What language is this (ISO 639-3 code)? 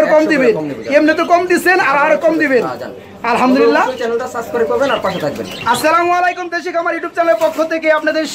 ben